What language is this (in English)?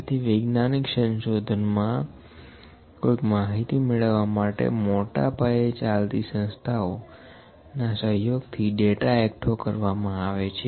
Gujarati